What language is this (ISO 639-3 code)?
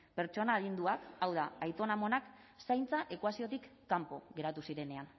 eus